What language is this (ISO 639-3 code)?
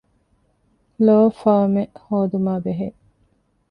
div